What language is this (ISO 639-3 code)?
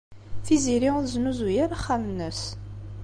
kab